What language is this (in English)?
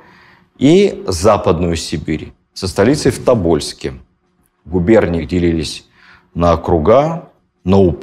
Russian